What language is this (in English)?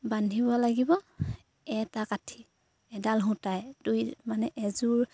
Assamese